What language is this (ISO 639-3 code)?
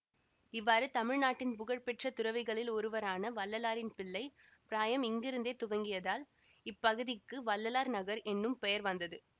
tam